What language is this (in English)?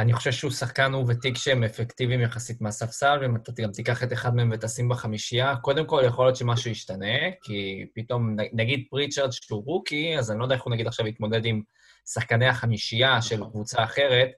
Hebrew